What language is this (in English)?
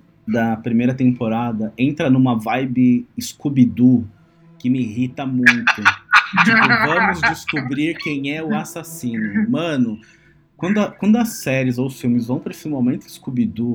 Portuguese